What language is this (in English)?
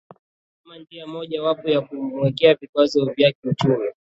Swahili